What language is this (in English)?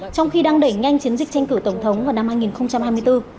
Vietnamese